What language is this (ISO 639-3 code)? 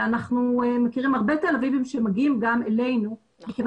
heb